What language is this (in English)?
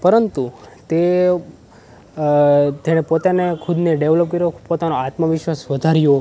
Gujarati